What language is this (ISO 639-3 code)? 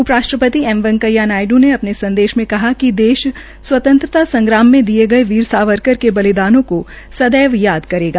hin